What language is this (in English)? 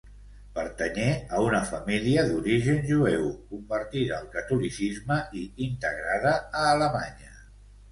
Catalan